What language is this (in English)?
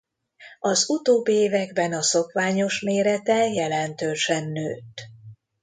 Hungarian